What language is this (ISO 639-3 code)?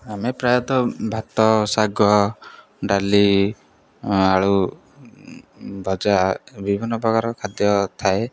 ori